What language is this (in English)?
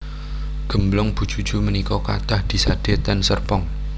Javanese